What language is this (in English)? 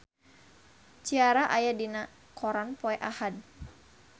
Sundanese